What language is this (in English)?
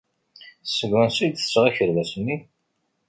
Kabyle